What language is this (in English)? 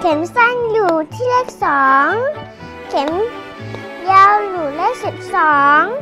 Thai